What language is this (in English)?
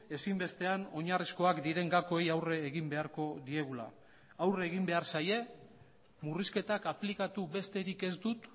Basque